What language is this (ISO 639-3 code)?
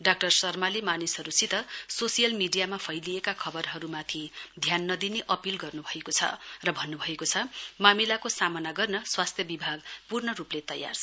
nep